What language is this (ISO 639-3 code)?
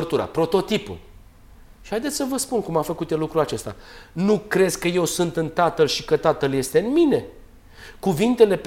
ron